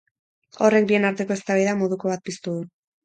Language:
Basque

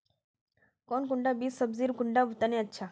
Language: Magahi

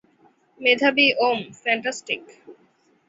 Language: Bangla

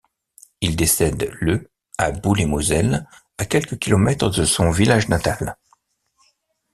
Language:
French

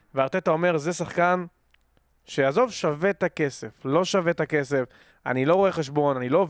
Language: Hebrew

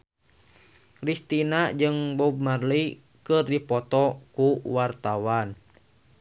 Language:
Sundanese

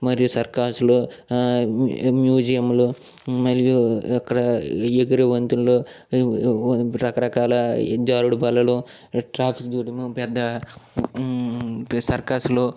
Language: Telugu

